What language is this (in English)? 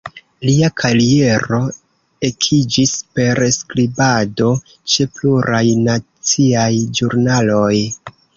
Esperanto